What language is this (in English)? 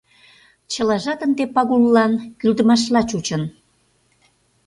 Mari